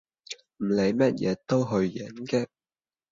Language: Cantonese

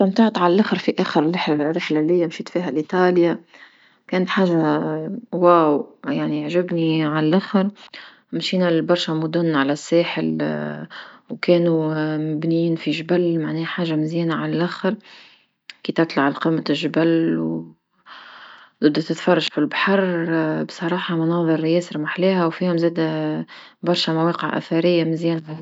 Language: Tunisian Arabic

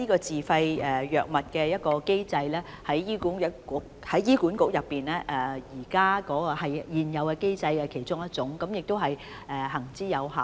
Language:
Cantonese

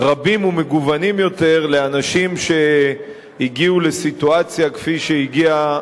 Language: Hebrew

